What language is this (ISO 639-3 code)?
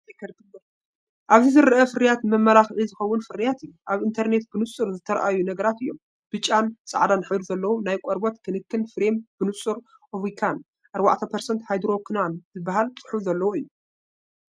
tir